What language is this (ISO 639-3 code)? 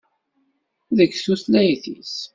kab